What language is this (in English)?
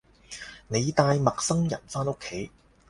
Cantonese